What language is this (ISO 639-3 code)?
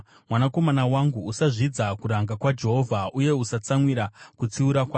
sna